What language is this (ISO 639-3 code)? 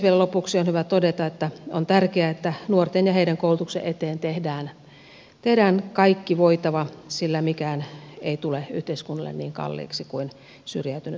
fin